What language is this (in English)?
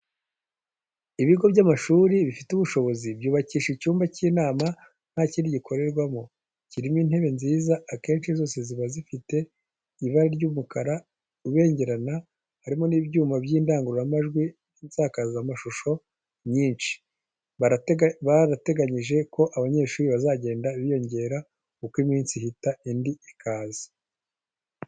Kinyarwanda